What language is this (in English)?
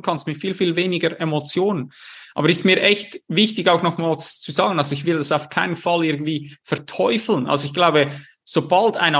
German